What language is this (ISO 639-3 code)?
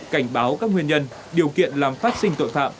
vie